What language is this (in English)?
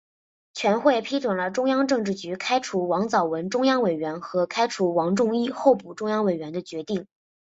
Chinese